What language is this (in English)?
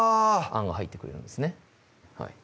Japanese